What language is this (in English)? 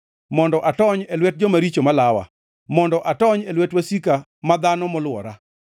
Luo (Kenya and Tanzania)